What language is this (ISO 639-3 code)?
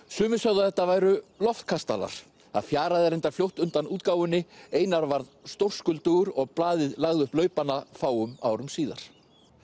isl